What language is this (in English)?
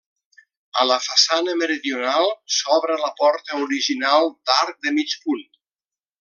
Catalan